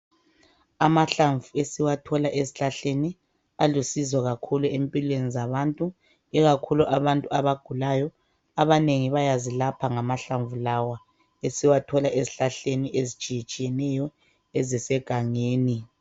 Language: North Ndebele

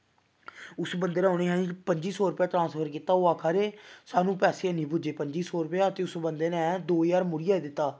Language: Dogri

